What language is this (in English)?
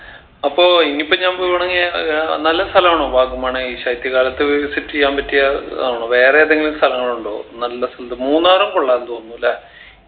Malayalam